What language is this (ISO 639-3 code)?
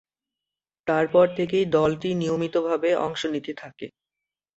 ben